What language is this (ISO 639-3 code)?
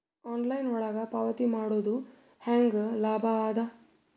kan